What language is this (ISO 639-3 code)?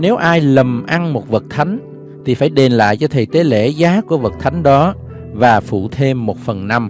vie